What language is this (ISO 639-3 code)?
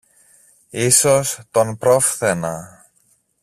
ell